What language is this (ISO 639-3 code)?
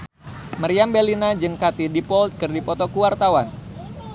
sun